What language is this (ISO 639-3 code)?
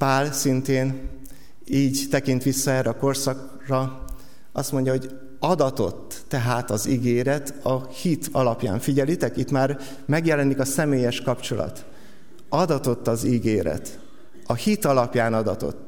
hun